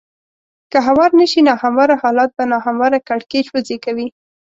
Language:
Pashto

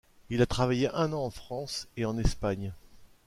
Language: French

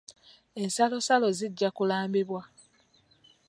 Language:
Ganda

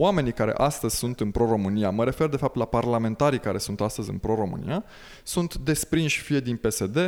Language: Romanian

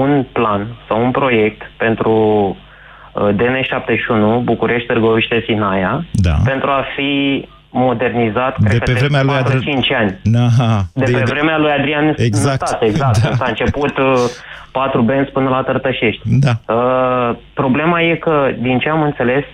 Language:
Romanian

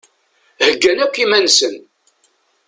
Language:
Kabyle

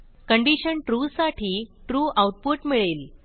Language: Marathi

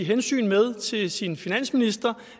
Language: Danish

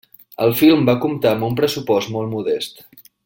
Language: Catalan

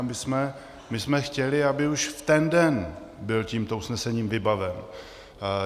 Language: Czech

